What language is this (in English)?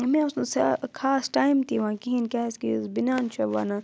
Kashmiri